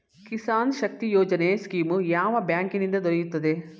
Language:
Kannada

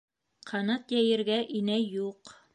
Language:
Bashkir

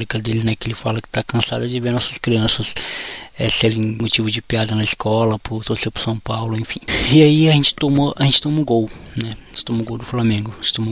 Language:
Portuguese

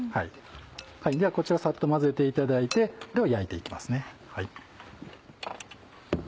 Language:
Japanese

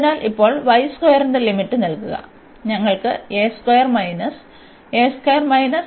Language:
Malayalam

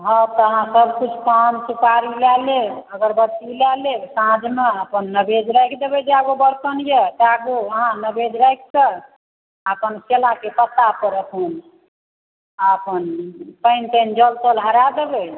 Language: Maithili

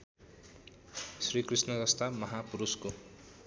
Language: Nepali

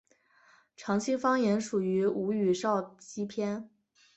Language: Chinese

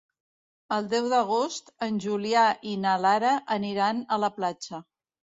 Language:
Catalan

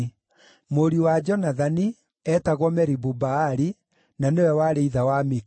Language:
Kikuyu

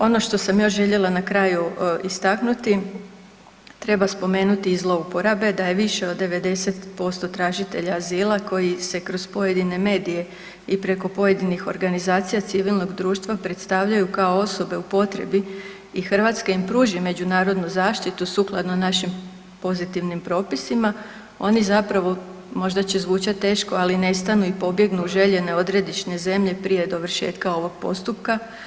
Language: Croatian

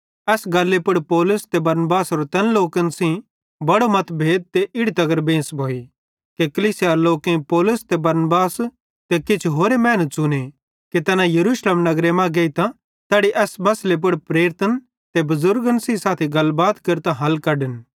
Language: Bhadrawahi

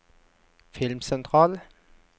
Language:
Norwegian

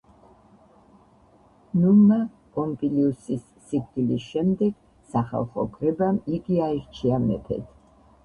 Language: Georgian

